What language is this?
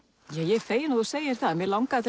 Icelandic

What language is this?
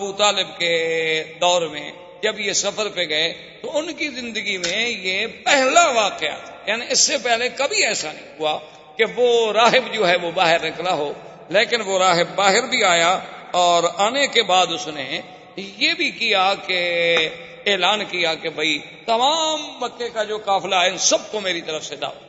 Urdu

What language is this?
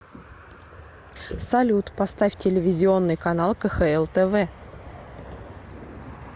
Russian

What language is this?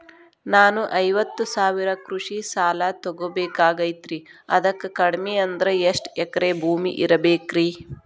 Kannada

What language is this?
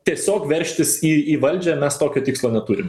Lithuanian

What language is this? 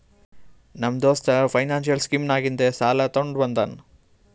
Kannada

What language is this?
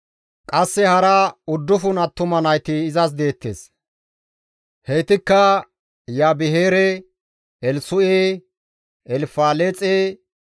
Gamo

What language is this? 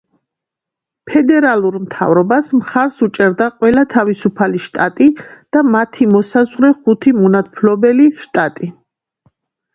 Georgian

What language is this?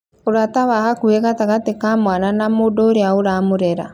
Kikuyu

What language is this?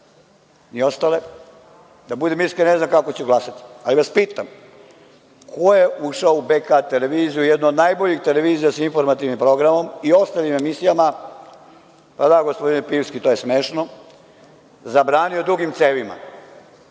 Serbian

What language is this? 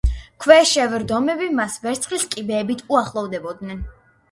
Georgian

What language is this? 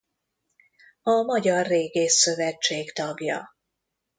Hungarian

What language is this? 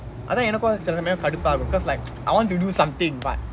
English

